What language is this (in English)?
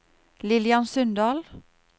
Norwegian